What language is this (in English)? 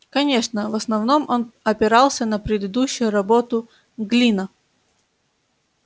Russian